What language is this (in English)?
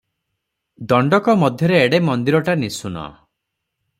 Odia